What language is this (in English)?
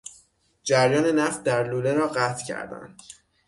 Persian